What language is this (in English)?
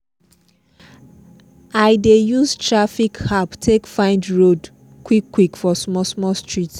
Nigerian Pidgin